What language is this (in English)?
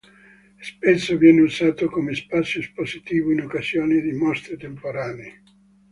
Italian